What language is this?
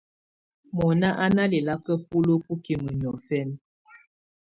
Tunen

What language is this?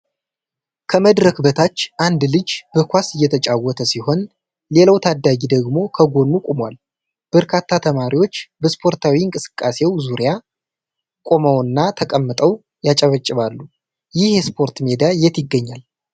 Amharic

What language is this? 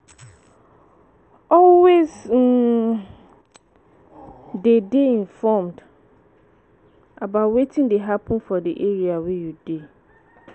Nigerian Pidgin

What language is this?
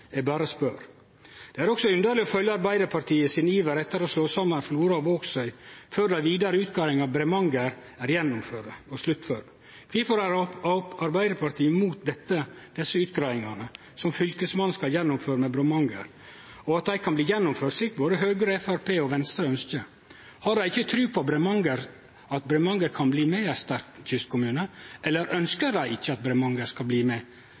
Norwegian Nynorsk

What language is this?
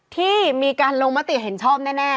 Thai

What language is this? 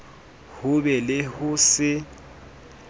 Southern Sotho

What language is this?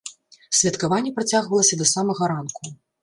Belarusian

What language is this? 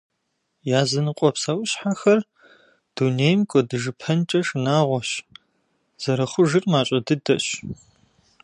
Kabardian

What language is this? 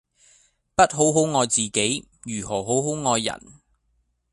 Cantonese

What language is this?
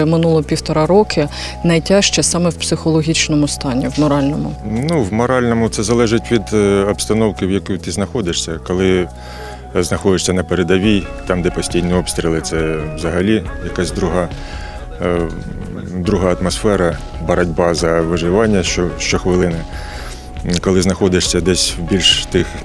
Ukrainian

